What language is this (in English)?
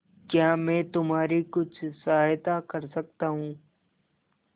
Hindi